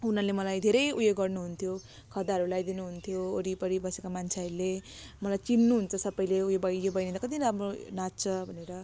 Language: Nepali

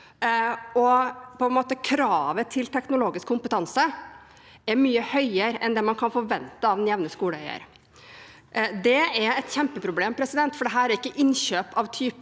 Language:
Norwegian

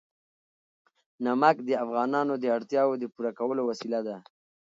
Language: Pashto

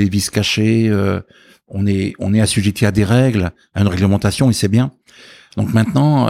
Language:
French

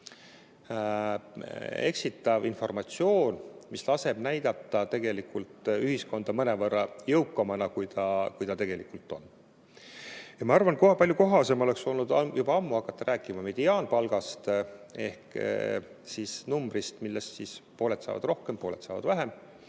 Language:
Estonian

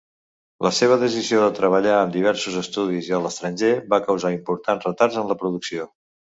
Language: Catalan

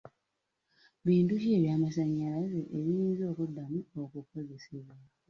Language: Ganda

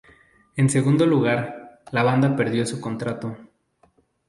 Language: Spanish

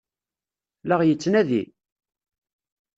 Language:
Kabyle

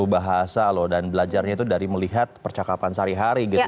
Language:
Indonesian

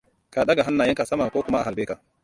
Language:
Hausa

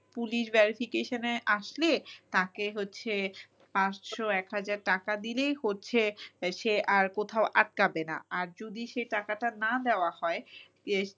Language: Bangla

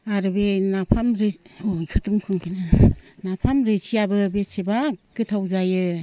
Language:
Bodo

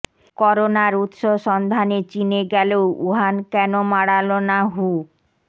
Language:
Bangla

